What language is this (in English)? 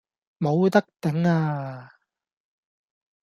Cantonese